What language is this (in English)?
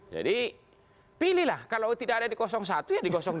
Indonesian